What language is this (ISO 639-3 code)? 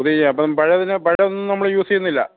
mal